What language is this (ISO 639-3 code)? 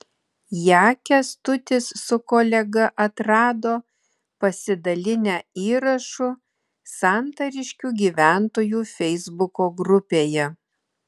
lit